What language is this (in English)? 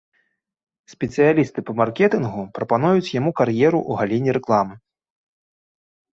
Belarusian